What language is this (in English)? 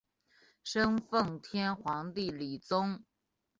Chinese